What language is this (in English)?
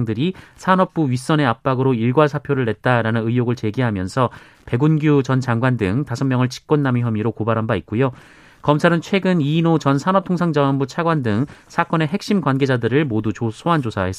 Korean